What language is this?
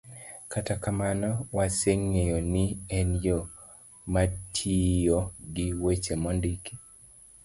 Luo (Kenya and Tanzania)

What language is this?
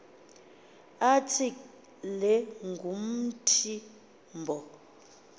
Xhosa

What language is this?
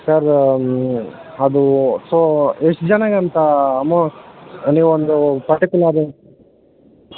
Kannada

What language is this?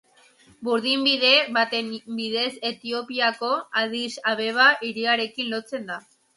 Basque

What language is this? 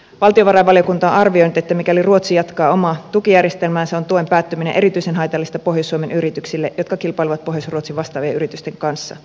Finnish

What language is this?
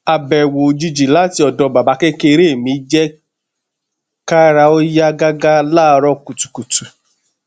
Yoruba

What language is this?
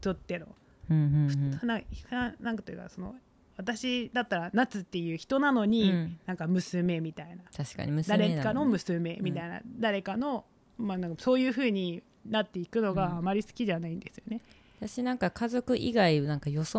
Japanese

